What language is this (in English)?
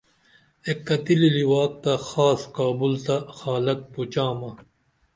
Dameli